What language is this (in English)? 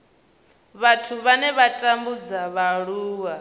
Venda